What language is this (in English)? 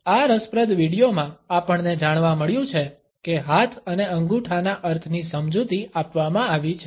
Gujarati